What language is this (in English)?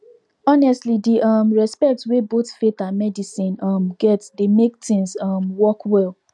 Nigerian Pidgin